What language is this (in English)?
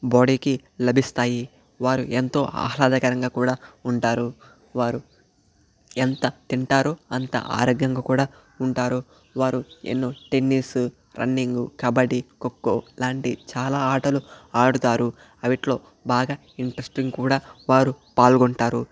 Telugu